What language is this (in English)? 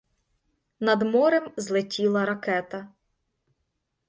Ukrainian